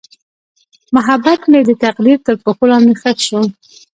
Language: Pashto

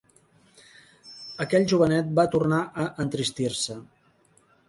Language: Catalan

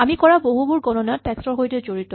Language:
Assamese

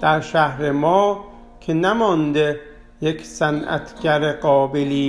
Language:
Persian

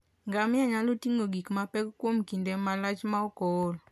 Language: Luo (Kenya and Tanzania)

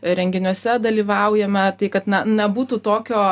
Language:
Lithuanian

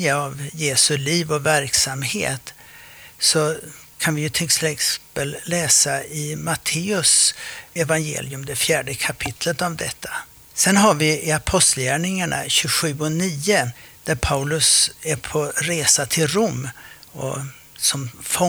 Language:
Swedish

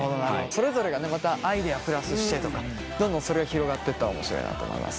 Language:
Japanese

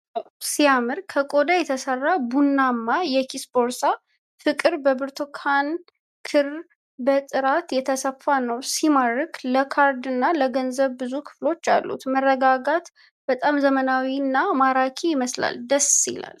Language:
Amharic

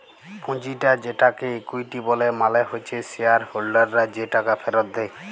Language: Bangla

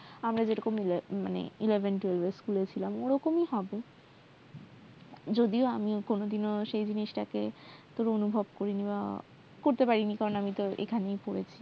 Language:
Bangla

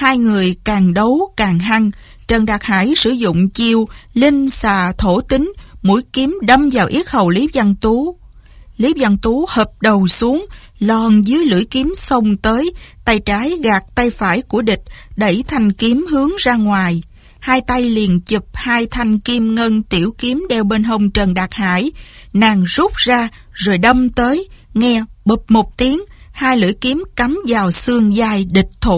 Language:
Vietnamese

